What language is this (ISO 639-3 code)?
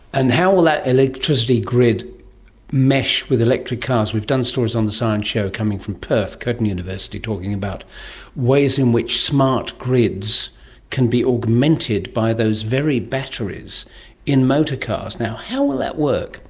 eng